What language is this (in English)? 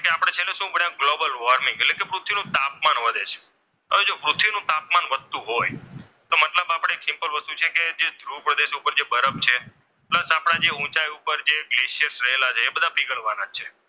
Gujarati